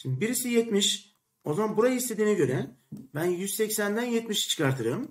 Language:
Turkish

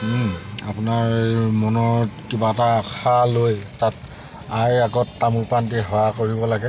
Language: Assamese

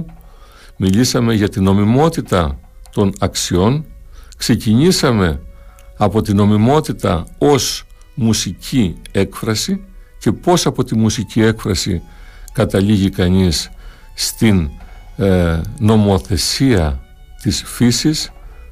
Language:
Greek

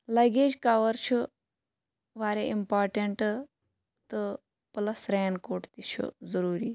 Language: Kashmiri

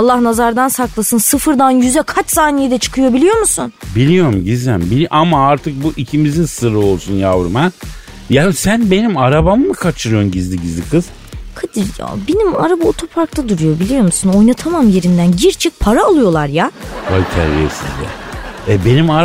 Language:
Turkish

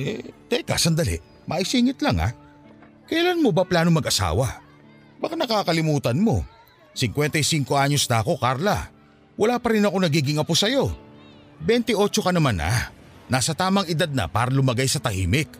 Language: Filipino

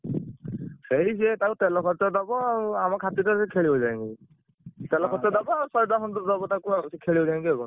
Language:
Odia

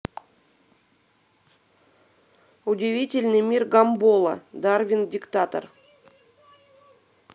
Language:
Russian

